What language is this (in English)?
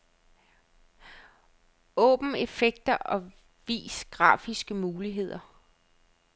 Danish